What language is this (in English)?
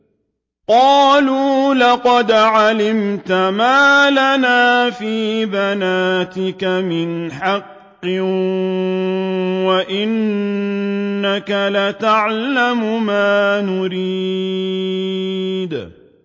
Arabic